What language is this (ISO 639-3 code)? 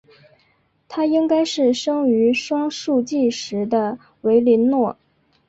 zho